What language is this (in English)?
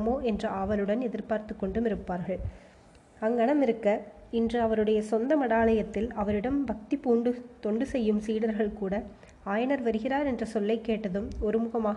Tamil